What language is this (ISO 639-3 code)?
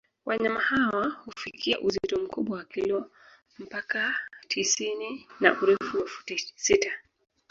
swa